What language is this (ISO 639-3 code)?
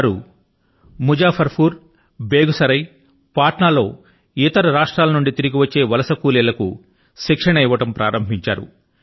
tel